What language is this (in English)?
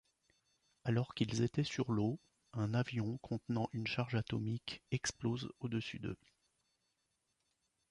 French